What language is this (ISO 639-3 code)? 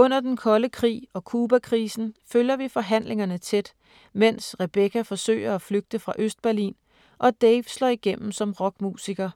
dan